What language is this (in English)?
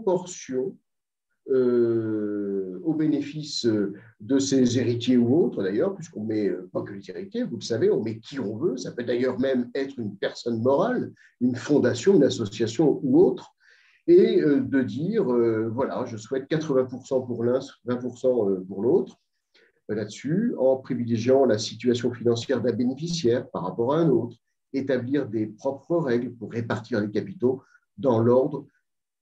French